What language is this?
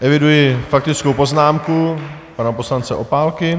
Czech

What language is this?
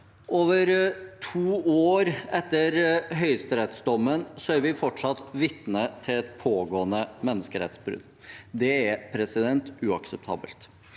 Norwegian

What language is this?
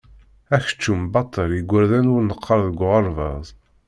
Kabyle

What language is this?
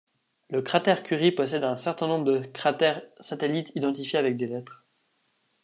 French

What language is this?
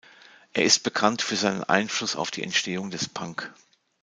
German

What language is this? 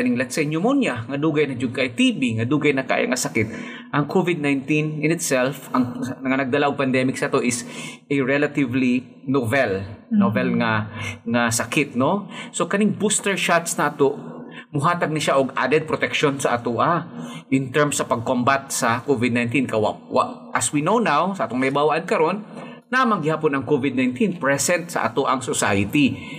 Filipino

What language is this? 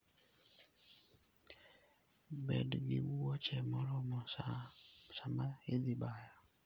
Luo (Kenya and Tanzania)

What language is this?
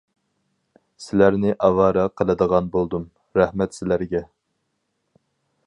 Uyghur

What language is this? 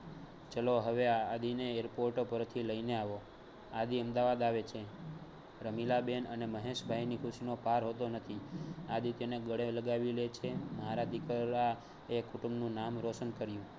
Gujarati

